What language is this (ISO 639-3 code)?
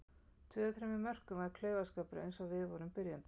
isl